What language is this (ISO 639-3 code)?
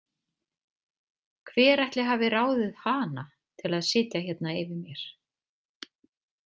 isl